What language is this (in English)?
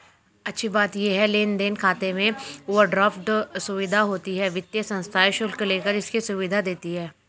Hindi